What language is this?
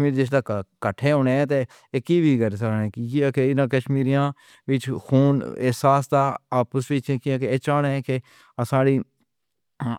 Pahari-Potwari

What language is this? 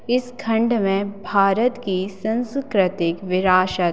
Hindi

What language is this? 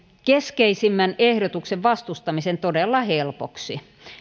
Finnish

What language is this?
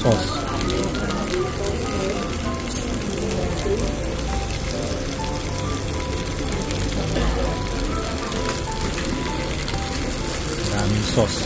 Filipino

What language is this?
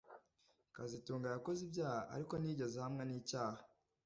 Kinyarwanda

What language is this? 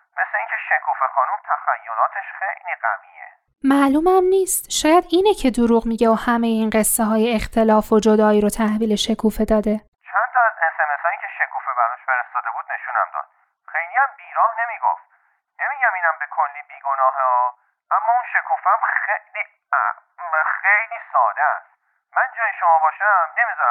Persian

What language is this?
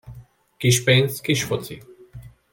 Hungarian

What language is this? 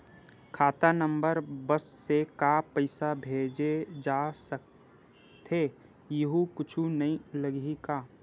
Chhattisgarhi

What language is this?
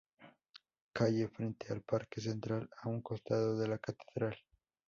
Spanish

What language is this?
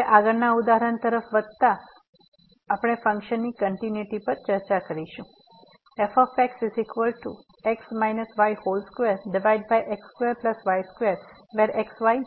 Gujarati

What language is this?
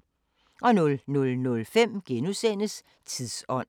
Danish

